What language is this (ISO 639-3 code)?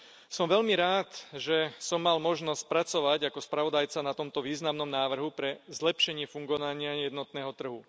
slk